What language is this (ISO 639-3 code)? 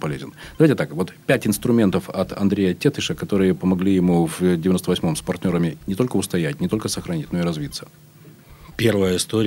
rus